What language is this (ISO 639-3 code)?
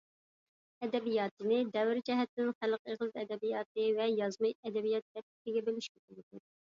uig